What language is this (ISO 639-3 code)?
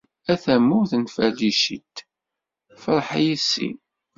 kab